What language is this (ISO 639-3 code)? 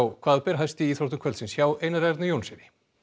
isl